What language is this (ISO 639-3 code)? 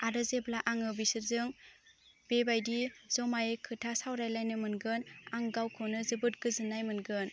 brx